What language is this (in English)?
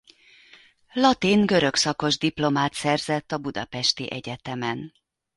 Hungarian